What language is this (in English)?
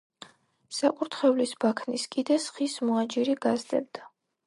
Georgian